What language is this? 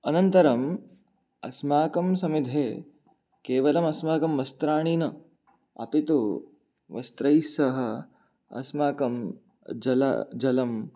Sanskrit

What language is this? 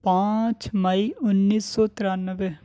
Urdu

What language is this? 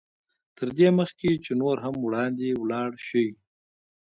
Pashto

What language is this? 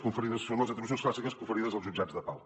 Catalan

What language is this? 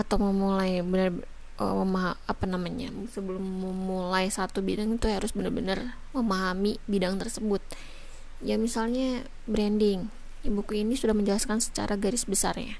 Indonesian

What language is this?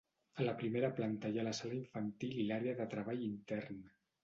Catalan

